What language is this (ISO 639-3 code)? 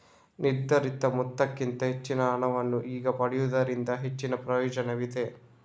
kan